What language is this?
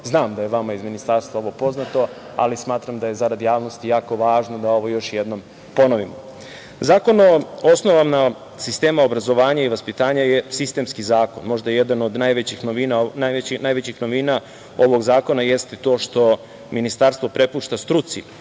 Serbian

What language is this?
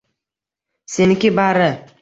Uzbek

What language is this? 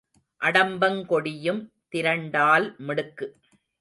Tamil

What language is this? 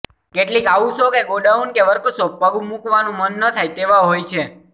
Gujarati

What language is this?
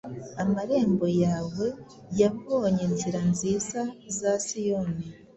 Kinyarwanda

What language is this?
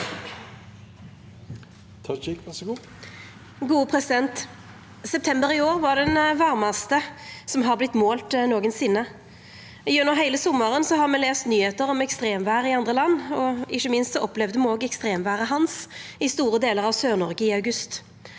Norwegian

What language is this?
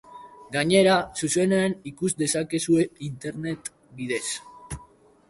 Basque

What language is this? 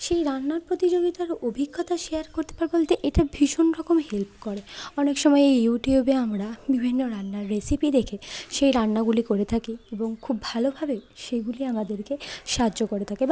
Bangla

